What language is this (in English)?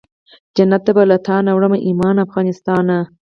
Pashto